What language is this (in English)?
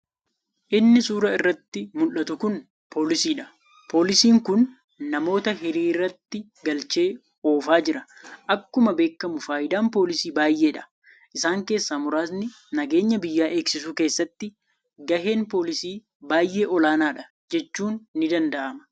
Oromo